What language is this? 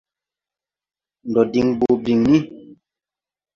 Tupuri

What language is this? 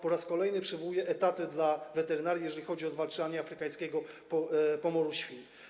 Polish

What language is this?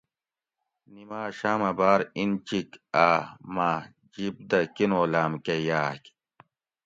Gawri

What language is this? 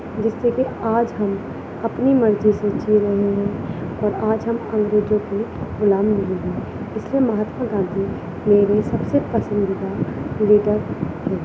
Urdu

